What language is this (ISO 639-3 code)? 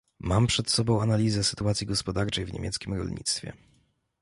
pol